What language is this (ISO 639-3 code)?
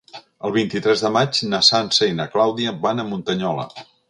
cat